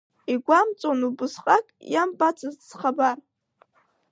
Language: Abkhazian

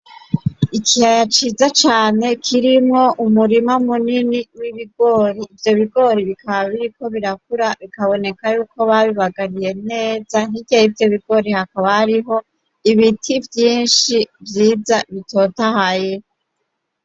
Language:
Rundi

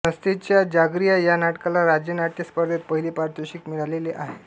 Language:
Marathi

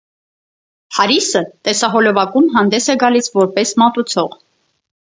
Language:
Armenian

